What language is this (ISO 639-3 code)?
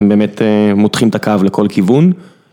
heb